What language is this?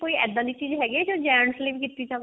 Punjabi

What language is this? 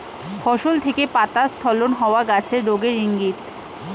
Bangla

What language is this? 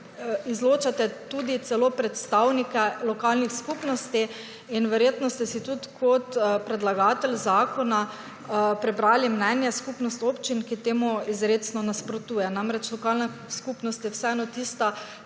Slovenian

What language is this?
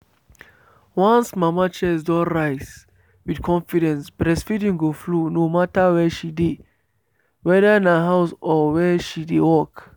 Nigerian Pidgin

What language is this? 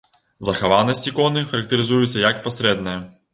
Belarusian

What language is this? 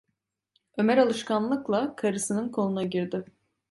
Turkish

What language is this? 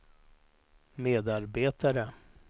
Swedish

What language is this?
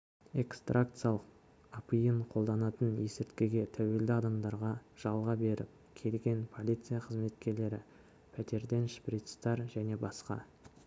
Kazakh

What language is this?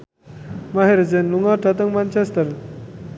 Javanese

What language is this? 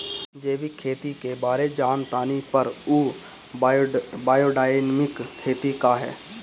Bhojpuri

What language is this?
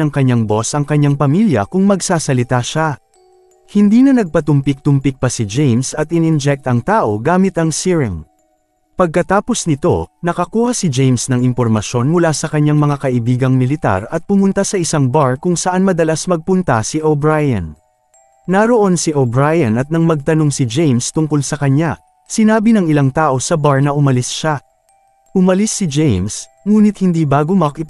Filipino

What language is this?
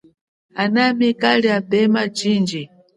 Chokwe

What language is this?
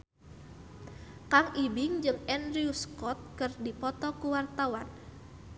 Sundanese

